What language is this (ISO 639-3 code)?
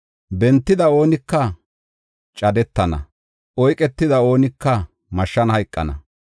gof